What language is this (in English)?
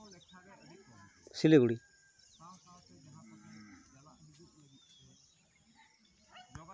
Santali